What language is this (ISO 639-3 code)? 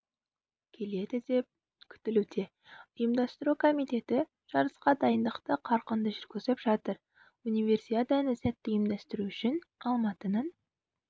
kaz